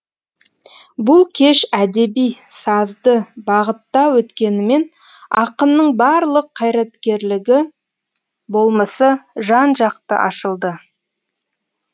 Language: Kazakh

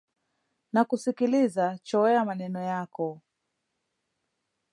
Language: Swahili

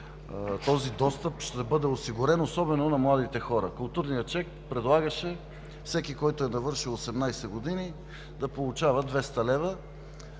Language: Bulgarian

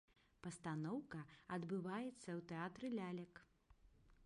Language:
Belarusian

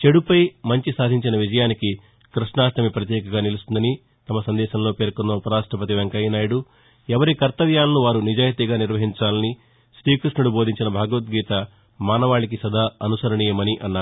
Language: Telugu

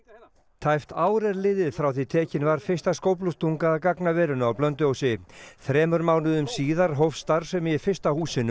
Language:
Icelandic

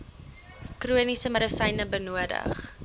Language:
Afrikaans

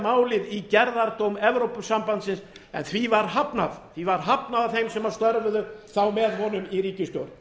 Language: Icelandic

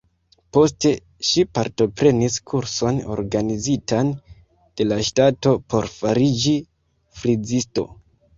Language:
Esperanto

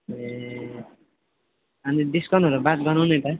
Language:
Nepali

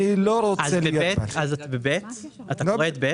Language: Hebrew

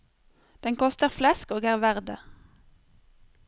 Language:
Norwegian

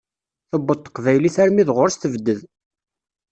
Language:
Kabyle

